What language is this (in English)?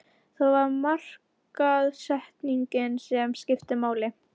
Icelandic